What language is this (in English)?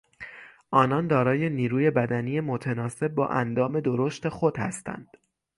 Persian